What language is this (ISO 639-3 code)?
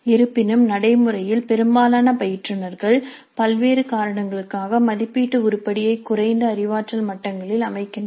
tam